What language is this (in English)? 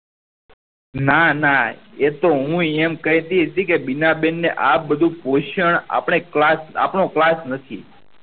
Gujarati